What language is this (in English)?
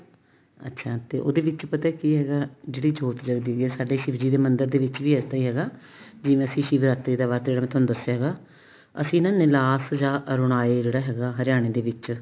Punjabi